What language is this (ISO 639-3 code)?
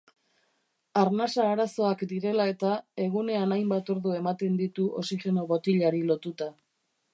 eus